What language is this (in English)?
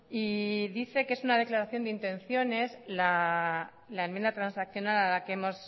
Spanish